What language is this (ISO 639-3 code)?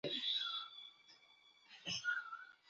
tam